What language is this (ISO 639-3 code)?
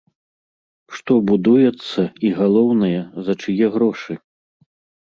bel